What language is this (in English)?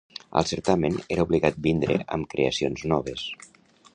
Catalan